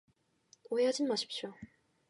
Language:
Korean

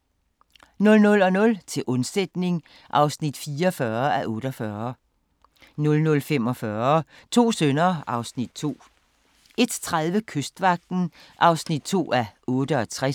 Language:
Danish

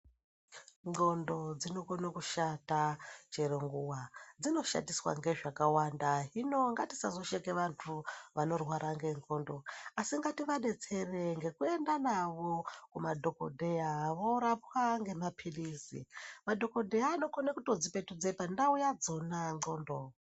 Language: Ndau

